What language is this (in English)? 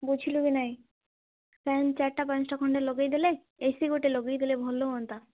Odia